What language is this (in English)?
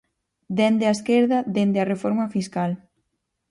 Galician